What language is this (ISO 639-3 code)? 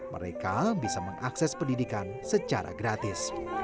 ind